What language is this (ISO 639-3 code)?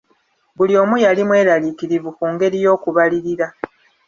lug